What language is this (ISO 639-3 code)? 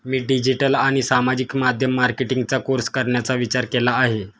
mar